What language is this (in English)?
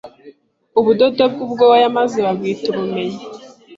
Kinyarwanda